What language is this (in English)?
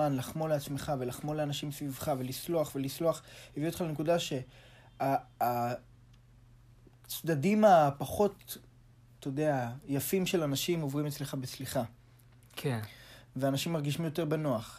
Hebrew